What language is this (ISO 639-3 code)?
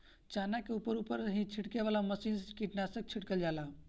bho